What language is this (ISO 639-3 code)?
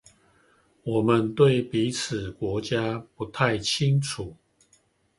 zho